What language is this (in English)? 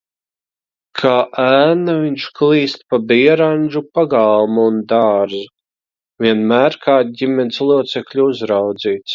Latvian